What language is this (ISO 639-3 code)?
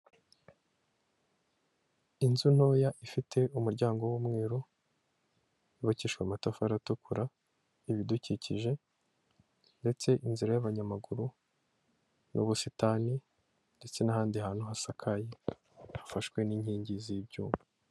kin